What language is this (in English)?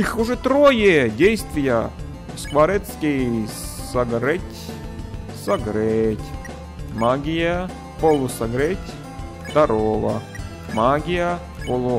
Russian